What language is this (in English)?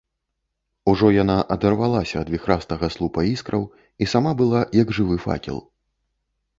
Belarusian